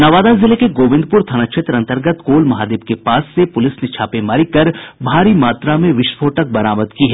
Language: Hindi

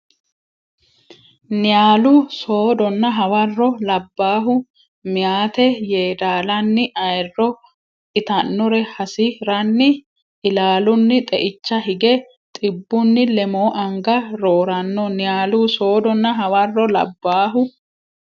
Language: Sidamo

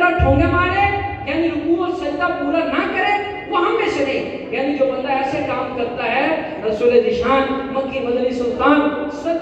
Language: Arabic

